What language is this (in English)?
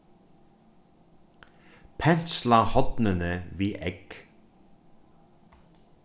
Faroese